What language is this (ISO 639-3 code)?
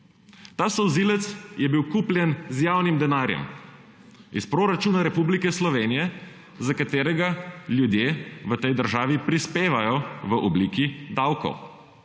slv